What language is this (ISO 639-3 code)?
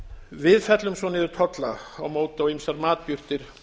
isl